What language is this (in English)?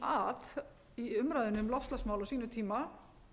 Icelandic